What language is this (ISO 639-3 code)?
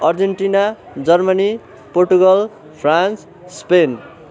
nep